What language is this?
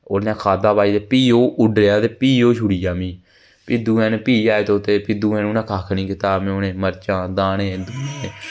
Dogri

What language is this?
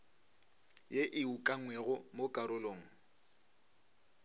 Northern Sotho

